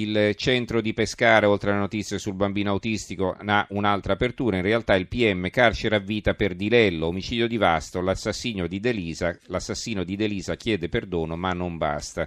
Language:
Italian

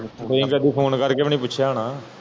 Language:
Punjabi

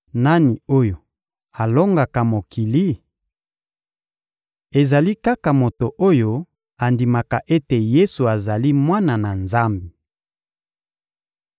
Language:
Lingala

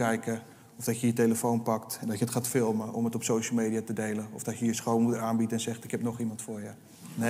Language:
Dutch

